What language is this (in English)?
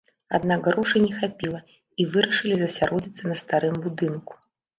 Belarusian